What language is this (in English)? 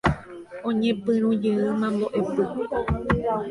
Guarani